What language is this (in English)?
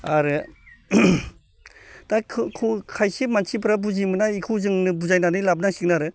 Bodo